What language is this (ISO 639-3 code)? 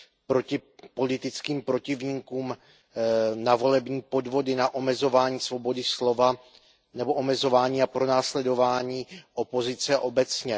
ces